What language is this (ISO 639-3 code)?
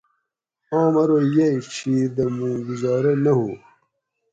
gwc